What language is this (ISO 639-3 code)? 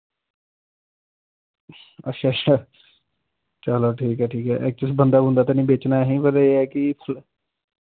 doi